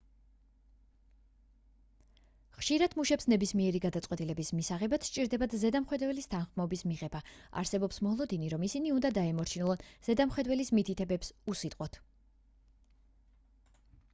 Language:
Georgian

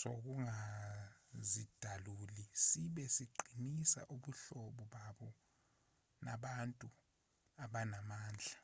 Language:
Zulu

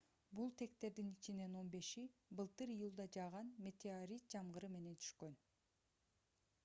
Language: Kyrgyz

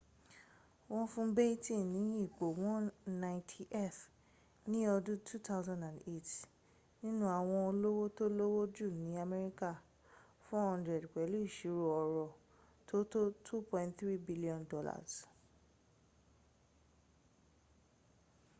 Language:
Yoruba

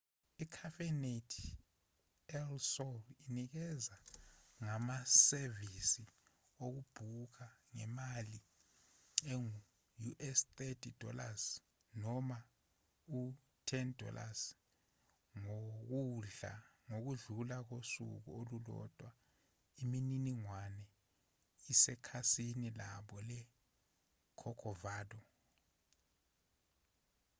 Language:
Zulu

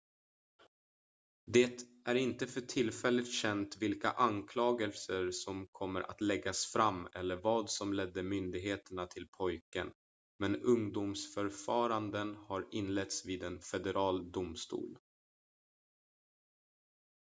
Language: Swedish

